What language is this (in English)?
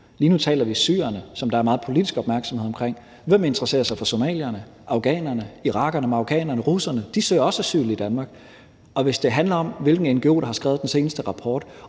Danish